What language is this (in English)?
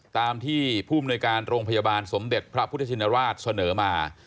Thai